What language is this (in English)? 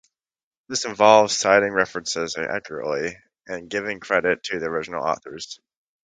English